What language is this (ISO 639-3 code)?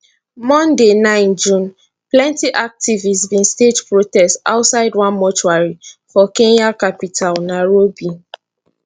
pcm